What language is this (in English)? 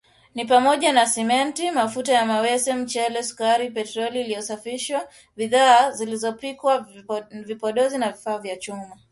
Swahili